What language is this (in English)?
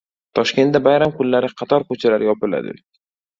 Uzbek